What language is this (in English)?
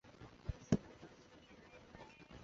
Chinese